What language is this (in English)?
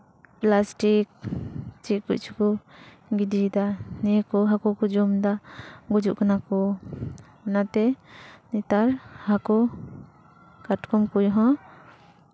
Santali